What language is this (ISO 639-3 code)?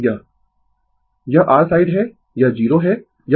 hin